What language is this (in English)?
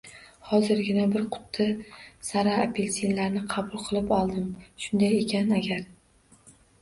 Uzbek